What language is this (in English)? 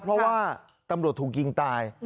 Thai